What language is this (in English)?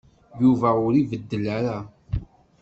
Kabyle